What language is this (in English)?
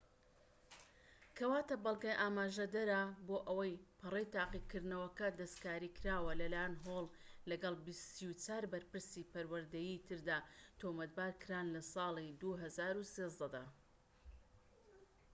Central Kurdish